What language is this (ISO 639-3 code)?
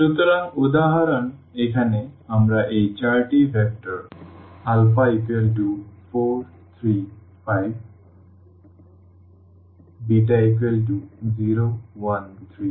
ben